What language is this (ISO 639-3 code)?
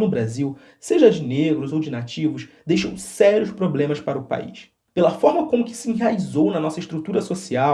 por